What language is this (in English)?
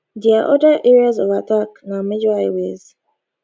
Nigerian Pidgin